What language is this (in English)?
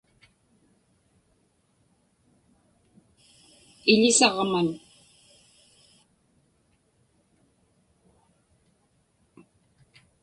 Inupiaq